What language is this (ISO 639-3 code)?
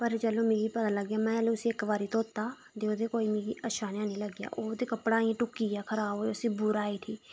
doi